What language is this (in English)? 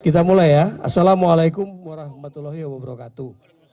Indonesian